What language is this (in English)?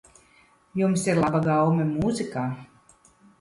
Latvian